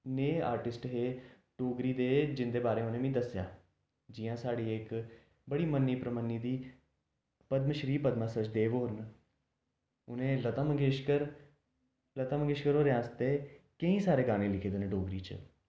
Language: Dogri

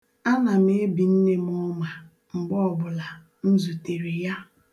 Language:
Igbo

